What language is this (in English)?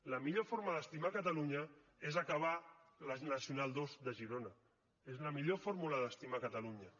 Catalan